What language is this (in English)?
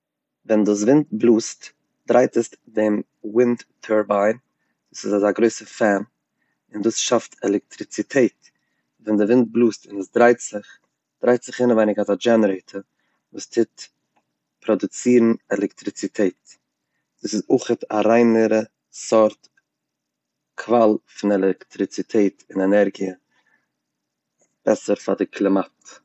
Yiddish